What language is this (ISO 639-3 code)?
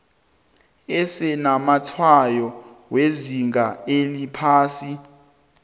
nbl